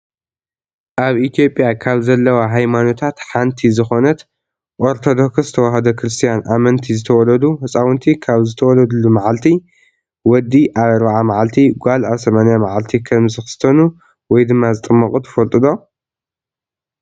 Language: Tigrinya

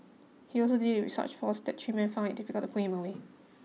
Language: English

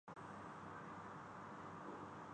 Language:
Urdu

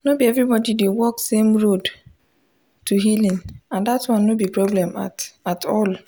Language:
Nigerian Pidgin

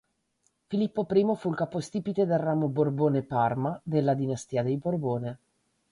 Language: Italian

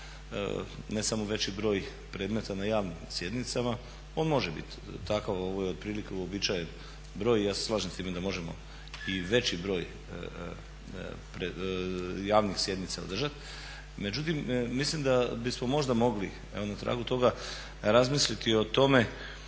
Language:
Croatian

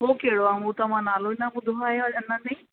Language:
Sindhi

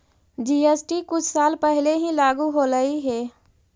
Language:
Magahi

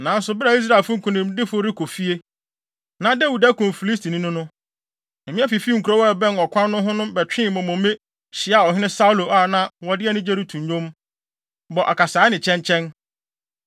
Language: Akan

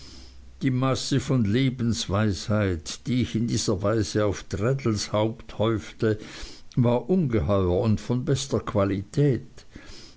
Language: German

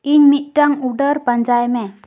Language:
Santali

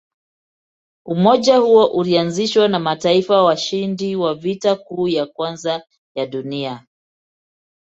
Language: Swahili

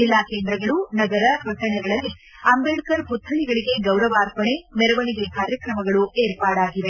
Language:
Kannada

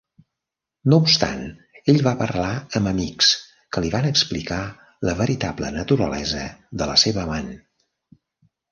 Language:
Catalan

